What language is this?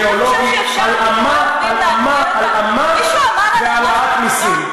Hebrew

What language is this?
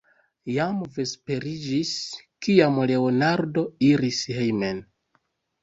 Esperanto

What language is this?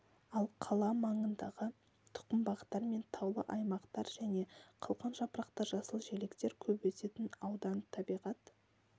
Kazakh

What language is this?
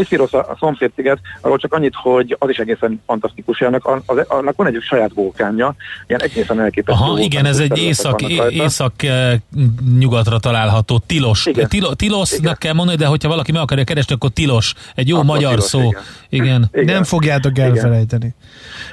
Hungarian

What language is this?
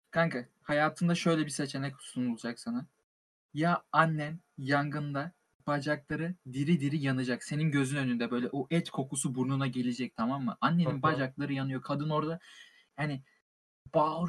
Turkish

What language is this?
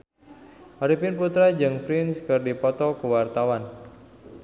Sundanese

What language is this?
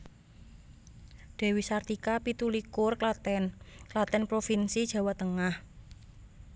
Javanese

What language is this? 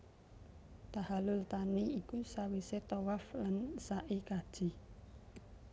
Javanese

